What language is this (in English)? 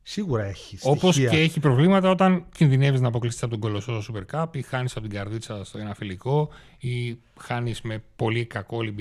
Greek